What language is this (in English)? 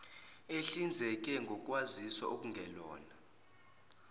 Zulu